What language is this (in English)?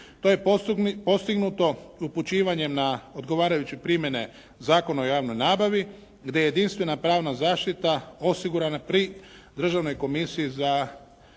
Croatian